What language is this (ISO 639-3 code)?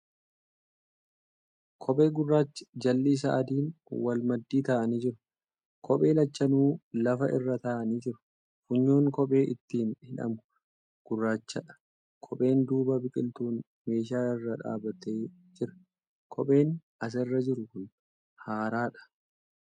orm